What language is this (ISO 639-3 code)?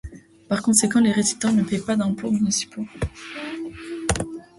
fra